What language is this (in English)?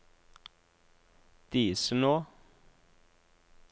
Norwegian